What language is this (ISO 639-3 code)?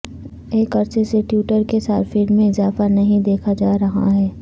urd